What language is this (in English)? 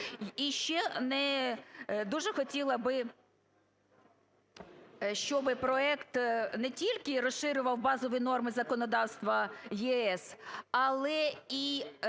Ukrainian